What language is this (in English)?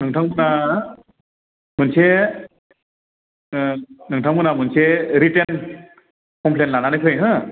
Bodo